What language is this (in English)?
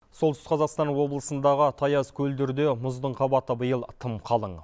Kazakh